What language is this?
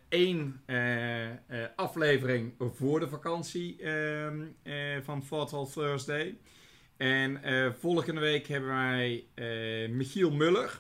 Dutch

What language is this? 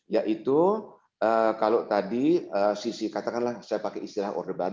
Indonesian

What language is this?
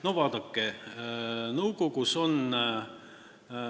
Estonian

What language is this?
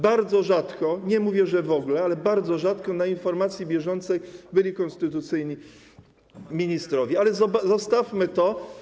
Polish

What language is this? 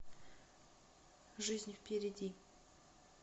Russian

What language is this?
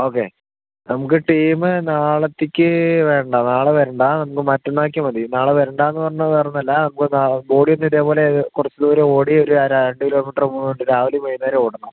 Malayalam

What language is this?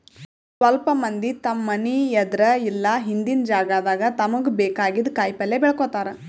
Kannada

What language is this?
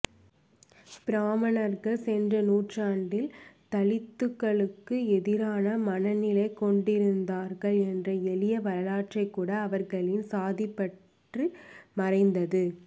Tamil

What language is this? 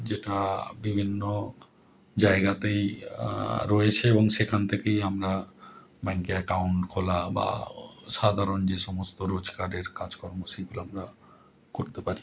Bangla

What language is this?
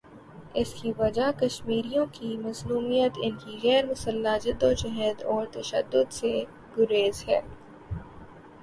Urdu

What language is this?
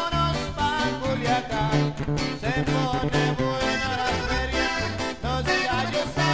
Romanian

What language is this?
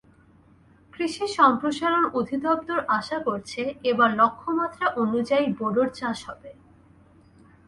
Bangla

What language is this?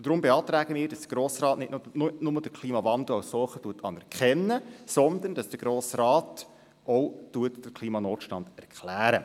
Swiss German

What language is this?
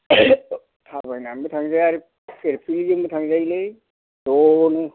Bodo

